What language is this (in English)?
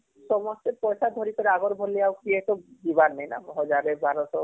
Odia